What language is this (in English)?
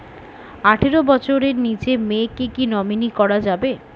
Bangla